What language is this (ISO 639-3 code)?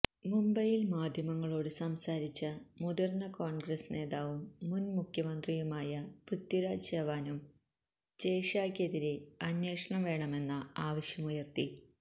mal